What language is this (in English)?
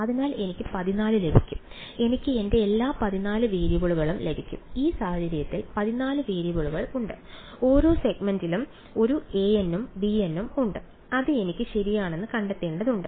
Malayalam